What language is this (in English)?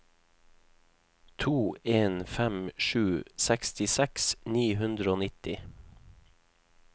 Norwegian